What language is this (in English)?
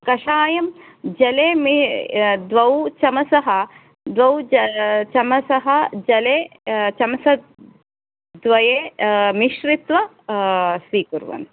Sanskrit